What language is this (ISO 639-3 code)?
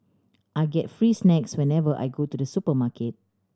eng